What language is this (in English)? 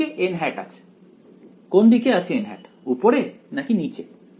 Bangla